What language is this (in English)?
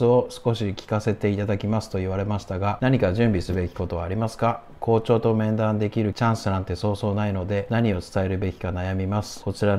Japanese